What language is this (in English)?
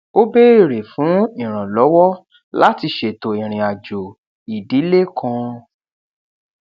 Yoruba